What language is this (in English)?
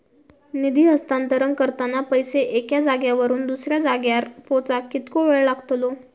Marathi